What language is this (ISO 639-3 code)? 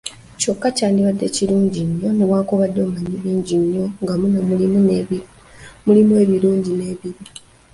lug